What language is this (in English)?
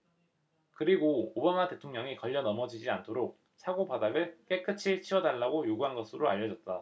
Korean